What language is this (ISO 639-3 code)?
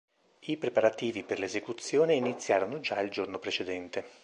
ita